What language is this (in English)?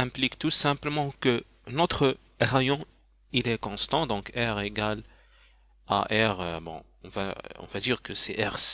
French